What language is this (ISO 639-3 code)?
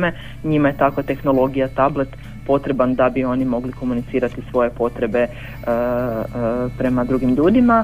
hrv